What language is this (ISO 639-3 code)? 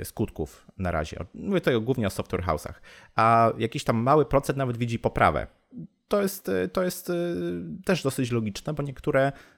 pol